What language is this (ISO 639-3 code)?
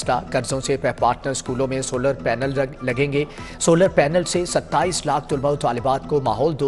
hin